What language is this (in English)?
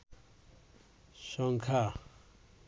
Bangla